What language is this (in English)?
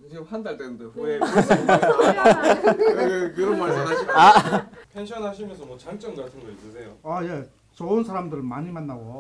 Korean